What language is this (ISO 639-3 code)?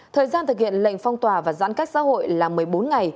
vie